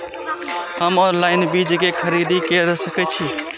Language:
Maithili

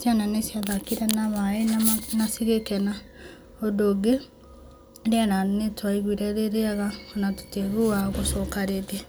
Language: Kikuyu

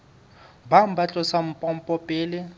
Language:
Southern Sotho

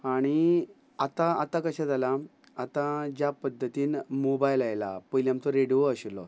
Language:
Konkani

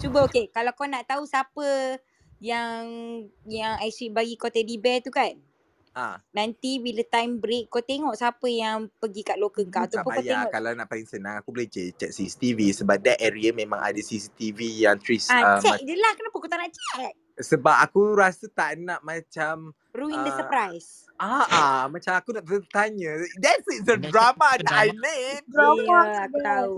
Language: Malay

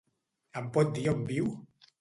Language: Catalan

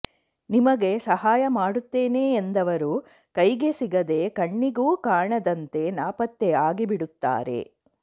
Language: Kannada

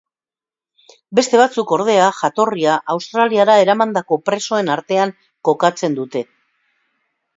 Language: Basque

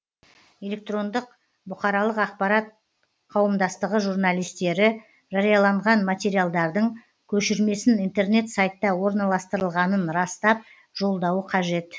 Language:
Kazakh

